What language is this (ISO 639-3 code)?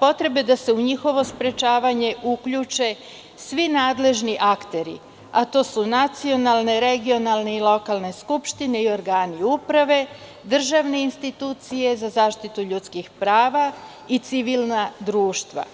srp